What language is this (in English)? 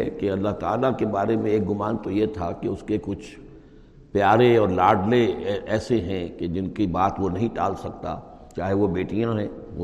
Urdu